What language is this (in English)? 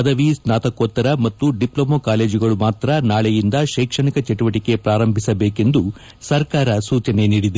Kannada